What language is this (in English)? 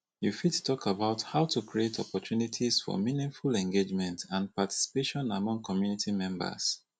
Nigerian Pidgin